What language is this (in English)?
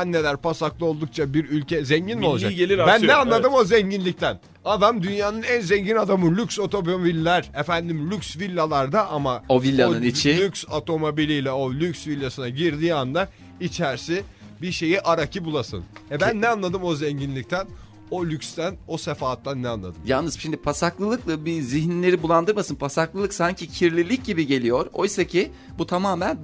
Turkish